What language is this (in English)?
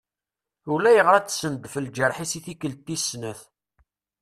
Kabyle